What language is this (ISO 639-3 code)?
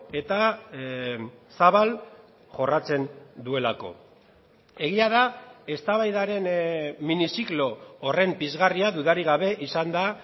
eus